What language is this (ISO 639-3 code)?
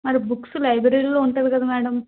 tel